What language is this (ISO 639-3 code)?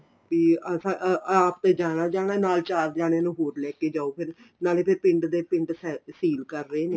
pan